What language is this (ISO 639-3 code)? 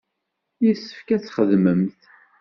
kab